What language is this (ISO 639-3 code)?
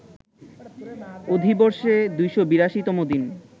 ben